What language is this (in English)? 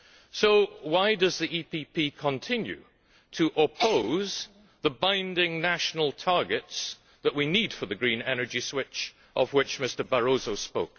English